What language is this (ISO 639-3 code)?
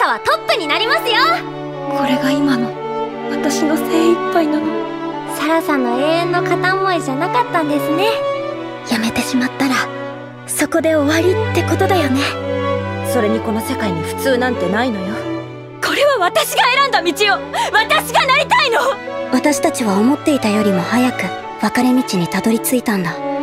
jpn